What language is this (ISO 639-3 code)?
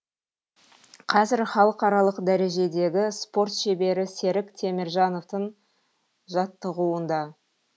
kaz